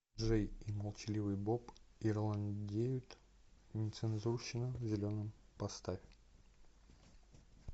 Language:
Russian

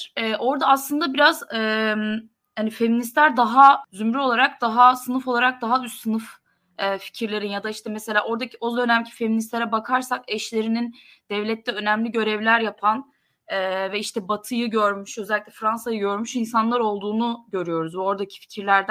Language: Turkish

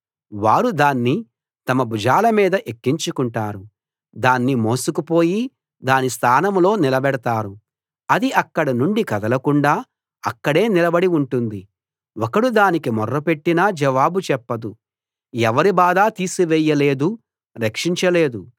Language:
Telugu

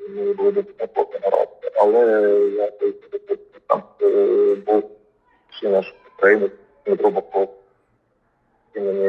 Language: Ukrainian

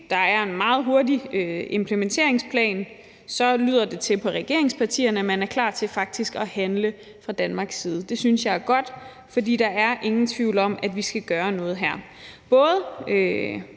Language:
Danish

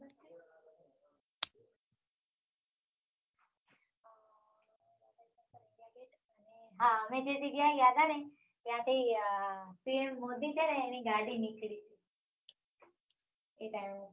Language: Gujarati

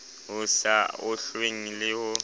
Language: Southern Sotho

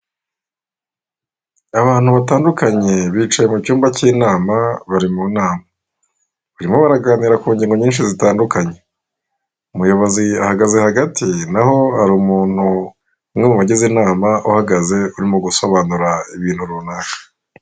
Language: Kinyarwanda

